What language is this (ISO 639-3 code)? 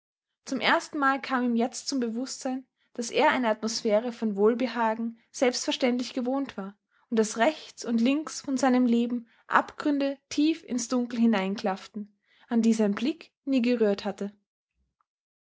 deu